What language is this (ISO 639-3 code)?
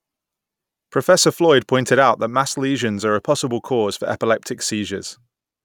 eng